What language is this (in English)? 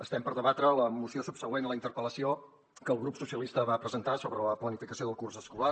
Catalan